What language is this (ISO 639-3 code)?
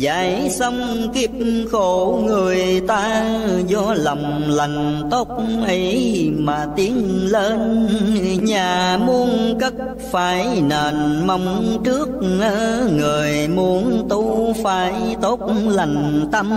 vie